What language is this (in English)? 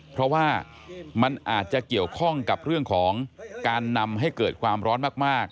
Thai